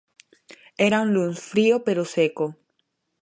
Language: Galician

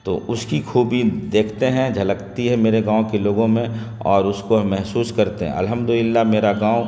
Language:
Urdu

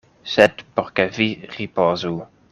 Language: Esperanto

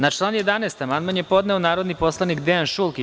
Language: Serbian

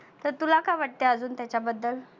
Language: Marathi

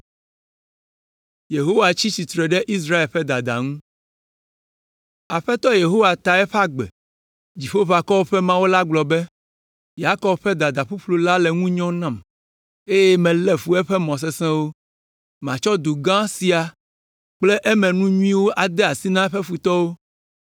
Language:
Ewe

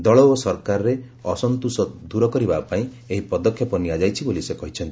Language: Odia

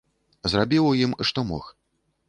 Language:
Belarusian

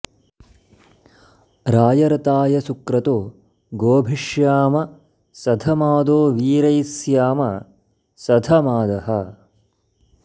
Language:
Sanskrit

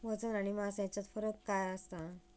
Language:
Marathi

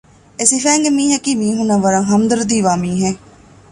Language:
Divehi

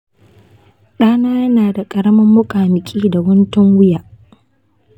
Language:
Hausa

